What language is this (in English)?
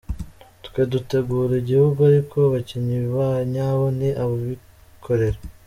Kinyarwanda